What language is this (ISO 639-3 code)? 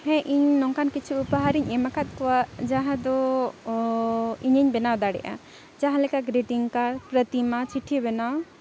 sat